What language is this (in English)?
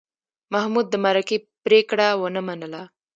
Pashto